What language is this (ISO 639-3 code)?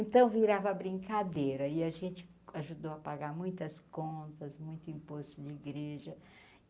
por